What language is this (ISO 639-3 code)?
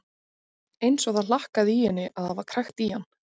isl